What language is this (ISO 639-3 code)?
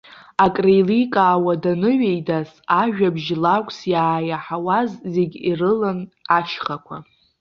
abk